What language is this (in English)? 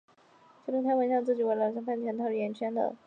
Chinese